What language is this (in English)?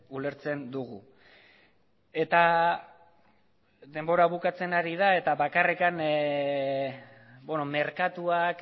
Basque